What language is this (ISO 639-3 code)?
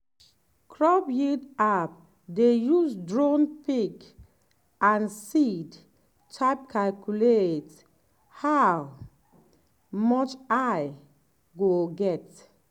pcm